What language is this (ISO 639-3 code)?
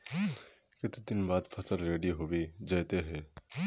mag